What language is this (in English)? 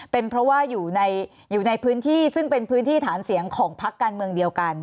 Thai